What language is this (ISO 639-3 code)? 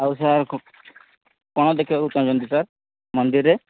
ori